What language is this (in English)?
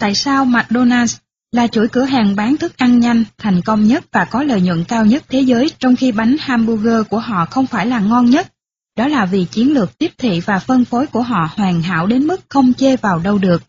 Vietnamese